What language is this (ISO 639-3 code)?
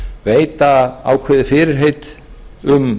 isl